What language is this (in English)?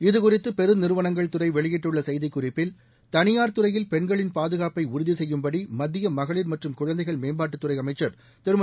Tamil